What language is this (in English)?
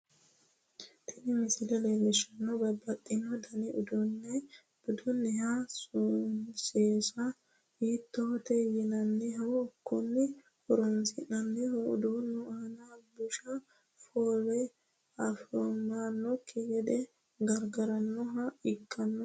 Sidamo